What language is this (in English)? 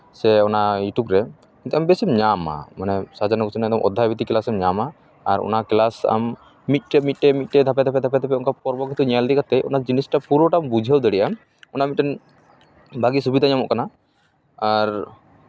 Santali